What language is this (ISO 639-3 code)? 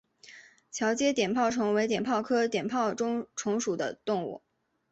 zho